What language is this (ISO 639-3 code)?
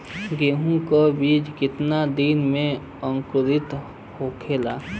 bho